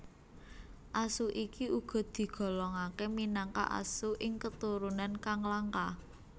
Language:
Javanese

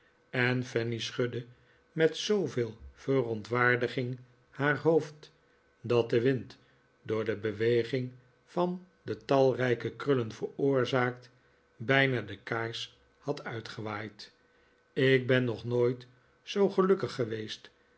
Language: Dutch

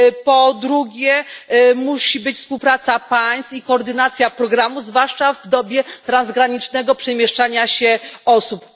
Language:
Polish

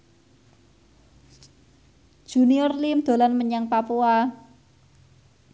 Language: Javanese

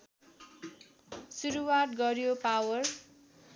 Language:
Nepali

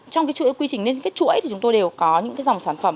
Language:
Vietnamese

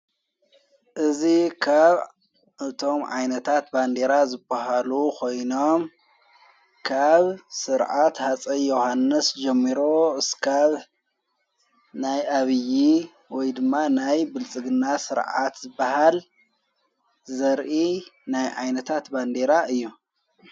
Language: Tigrinya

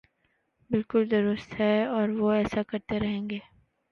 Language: Urdu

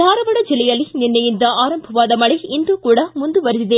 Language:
Kannada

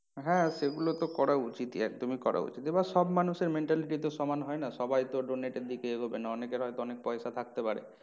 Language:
Bangla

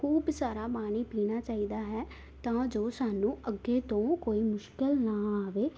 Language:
Punjabi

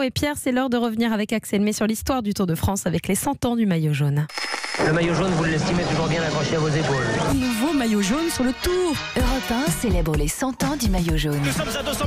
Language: French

